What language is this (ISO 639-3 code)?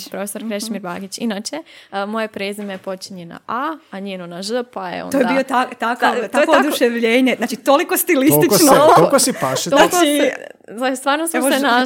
hrv